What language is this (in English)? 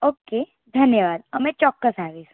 Gujarati